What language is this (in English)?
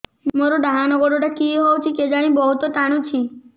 Odia